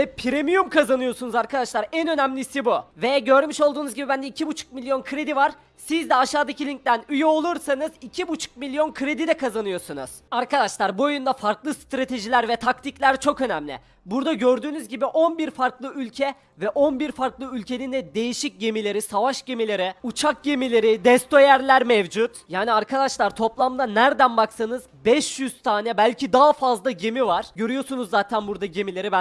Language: Turkish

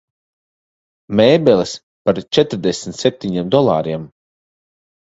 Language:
Latvian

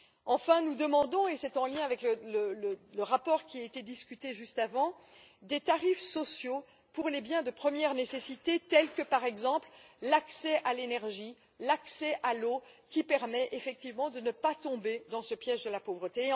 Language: French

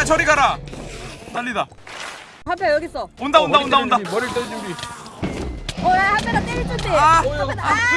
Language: Korean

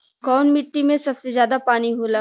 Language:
Bhojpuri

